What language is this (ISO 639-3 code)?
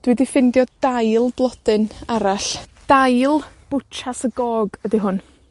cym